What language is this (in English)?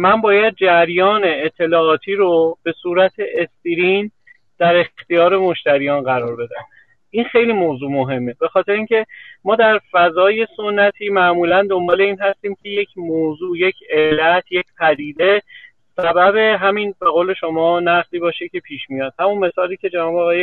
Persian